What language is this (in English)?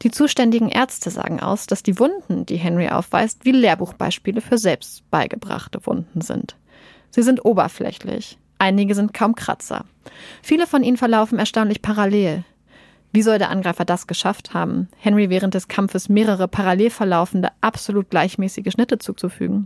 German